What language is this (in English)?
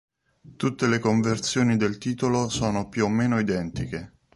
Italian